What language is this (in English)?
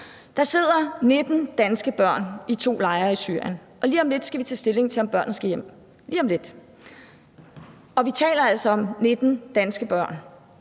Danish